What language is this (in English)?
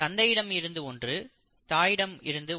Tamil